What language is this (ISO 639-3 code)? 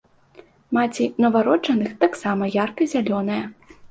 bel